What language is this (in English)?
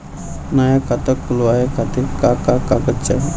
Bhojpuri